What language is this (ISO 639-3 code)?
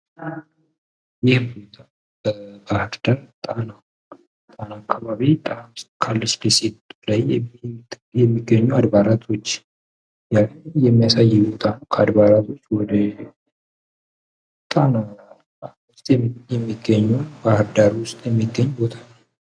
amh